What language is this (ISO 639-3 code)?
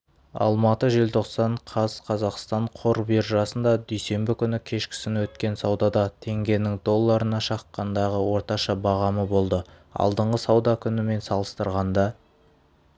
kaz